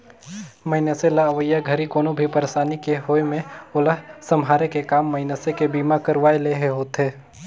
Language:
Chhattisgarhi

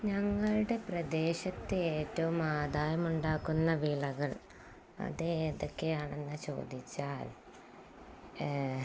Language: Malayalam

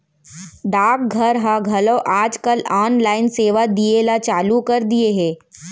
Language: Chhattisgarhi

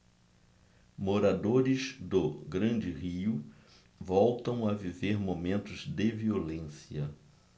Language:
Portuguese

